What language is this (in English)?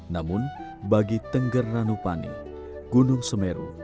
Indonesian